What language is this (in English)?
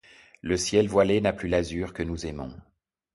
French